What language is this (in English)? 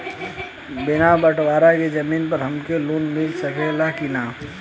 Bhojpuri